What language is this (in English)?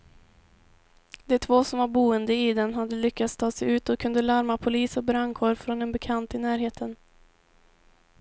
Swedish